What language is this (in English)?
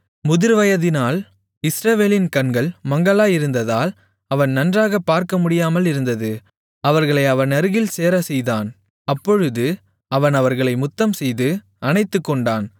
Tamil